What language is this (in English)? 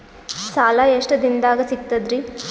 Kannada